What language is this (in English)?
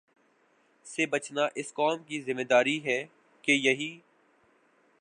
Urdu